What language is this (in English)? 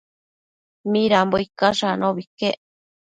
Matsés